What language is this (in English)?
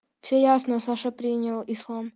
Russian